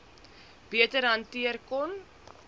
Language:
Afrikaans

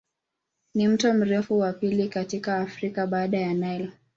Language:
Swahili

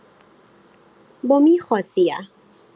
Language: Thai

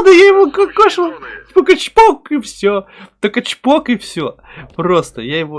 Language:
Russian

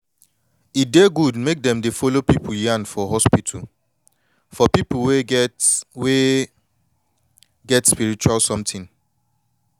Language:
Nigerian Pidgin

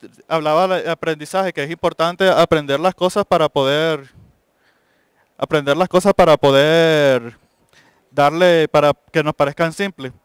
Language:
Spanish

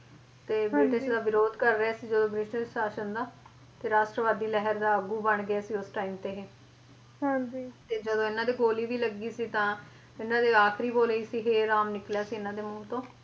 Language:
Punjabi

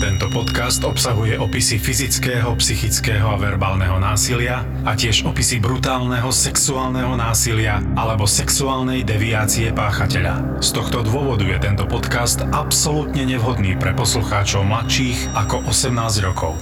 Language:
Slovak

